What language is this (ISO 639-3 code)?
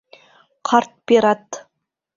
bak